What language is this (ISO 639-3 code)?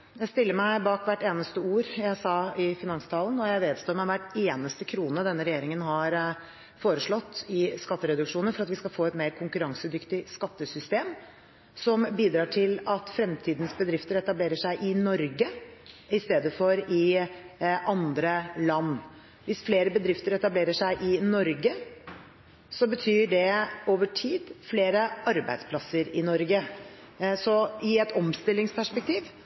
nob